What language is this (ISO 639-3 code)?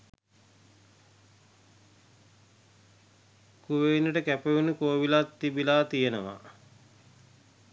sin